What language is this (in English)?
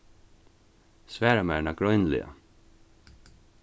Faroese